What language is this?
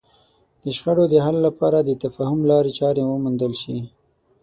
Pashto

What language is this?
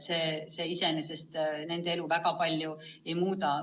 Estonian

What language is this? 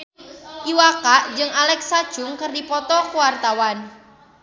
Sundanese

